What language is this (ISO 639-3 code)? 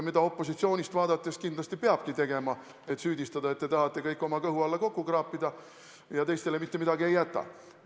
est